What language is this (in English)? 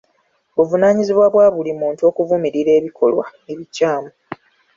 Ganda